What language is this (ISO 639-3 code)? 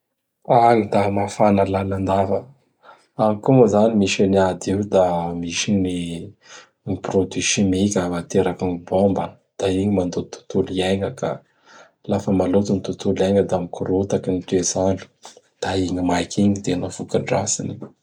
bhr